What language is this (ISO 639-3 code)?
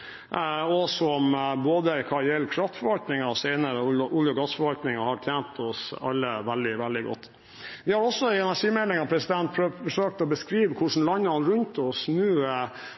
nob